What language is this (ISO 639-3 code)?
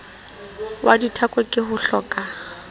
sot